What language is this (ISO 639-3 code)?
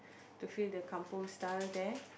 eng